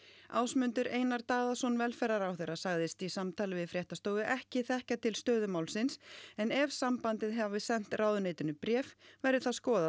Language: Icelandic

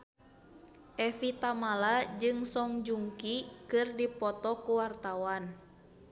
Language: Sundanese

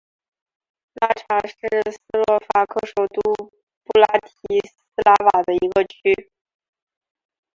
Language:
Chinese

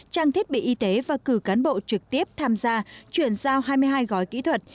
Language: Vietnamese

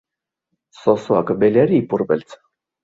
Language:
Basque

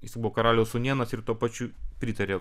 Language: Lithuanian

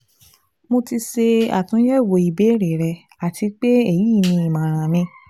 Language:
Yoruba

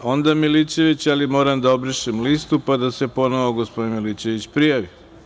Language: Serbian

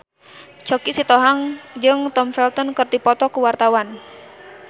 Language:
Sundanese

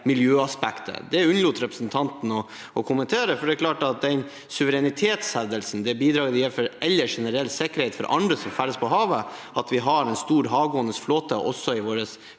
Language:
Norwegian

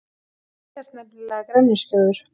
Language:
Icelandic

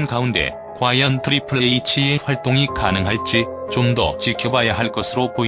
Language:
Korean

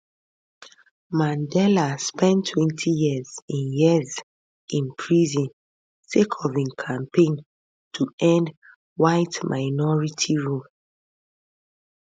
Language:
Nigerian Pidgin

